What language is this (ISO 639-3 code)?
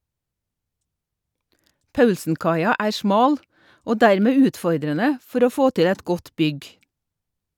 nor